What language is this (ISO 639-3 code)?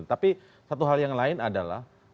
ind